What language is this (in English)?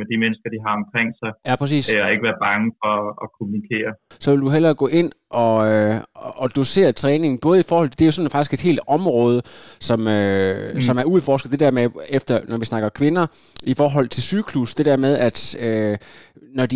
Danish